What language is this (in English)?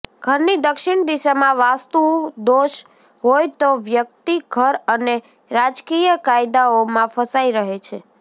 Gujarati